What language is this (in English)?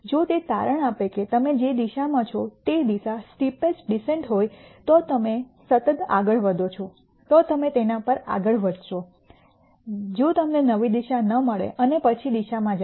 Gujarati